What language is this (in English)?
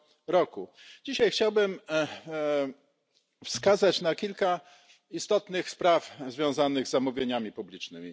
Polish